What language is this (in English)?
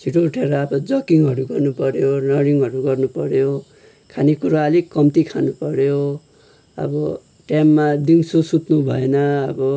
Nepali